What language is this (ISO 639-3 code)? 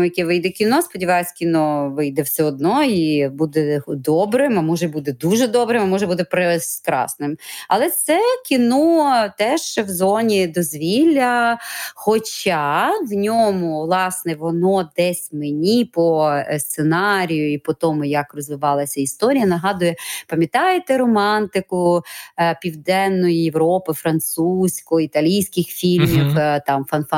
ukr